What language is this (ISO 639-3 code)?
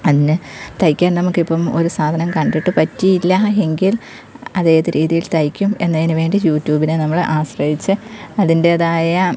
mal